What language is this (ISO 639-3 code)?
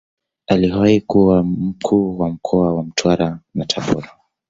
swa